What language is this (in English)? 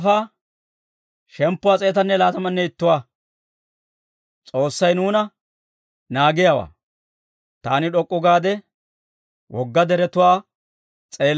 Dawro